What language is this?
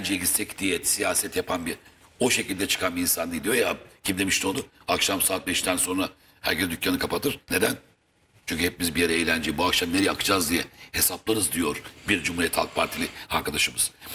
Turkish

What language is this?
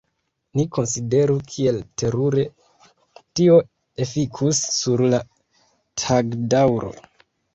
Esperanto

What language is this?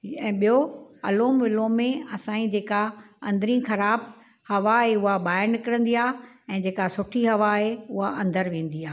Sindhi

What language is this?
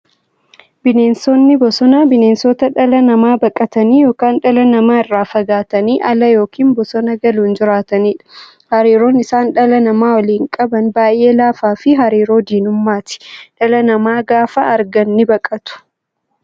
Oromo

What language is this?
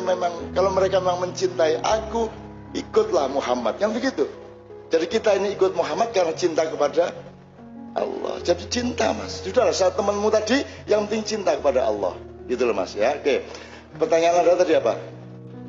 Indonesian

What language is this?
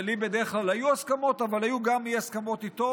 Hebrew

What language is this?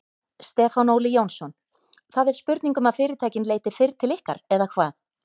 Icelandic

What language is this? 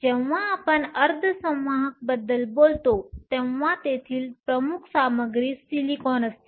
Marathi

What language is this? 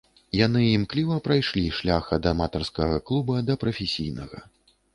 Belarusian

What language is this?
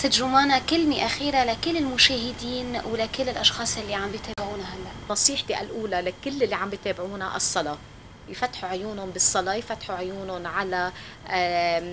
Arabic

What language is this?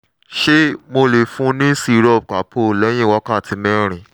Yoruba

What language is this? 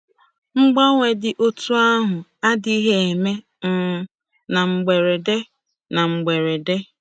Igbo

